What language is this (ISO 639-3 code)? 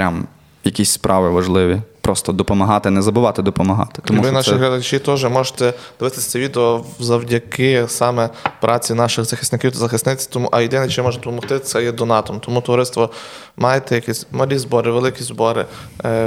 ukr